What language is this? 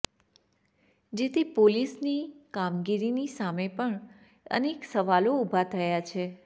Gujarati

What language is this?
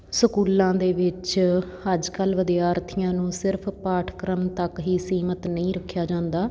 Punjabi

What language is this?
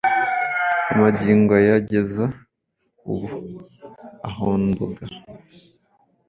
Kinyarwanda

